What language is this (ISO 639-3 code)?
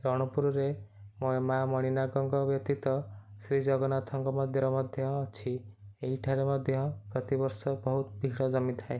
ori